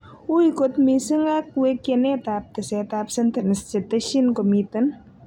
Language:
Kalenjin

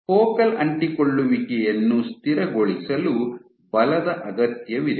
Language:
Kannada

